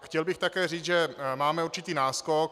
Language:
Czech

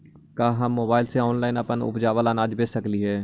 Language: Magahi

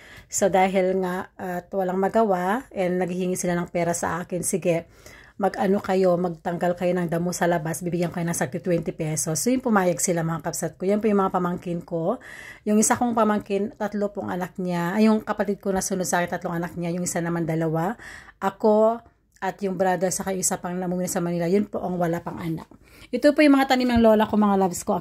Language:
Filipino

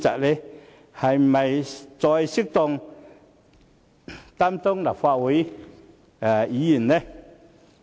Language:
Cantonese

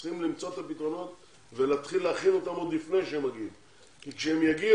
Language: Hebrew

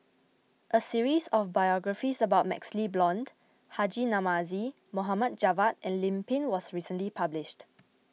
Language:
English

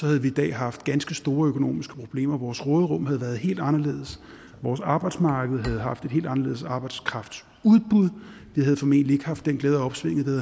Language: Danish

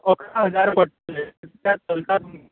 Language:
Konkani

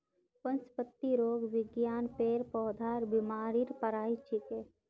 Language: Magahi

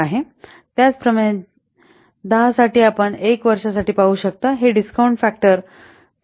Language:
Marathi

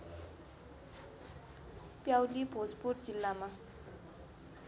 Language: Nepali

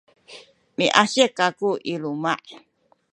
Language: Sakizaya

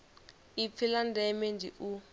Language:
Venda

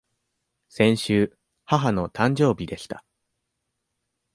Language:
Japanese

